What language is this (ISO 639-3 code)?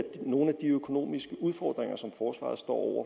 dan